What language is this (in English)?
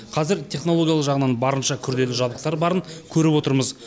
Kazakh